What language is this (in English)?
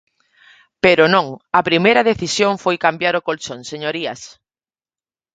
Galician